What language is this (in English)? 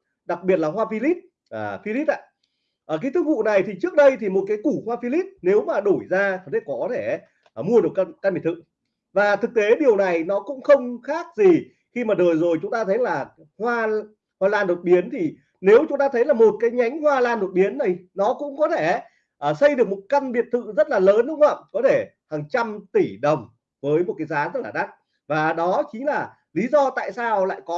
Vietnamese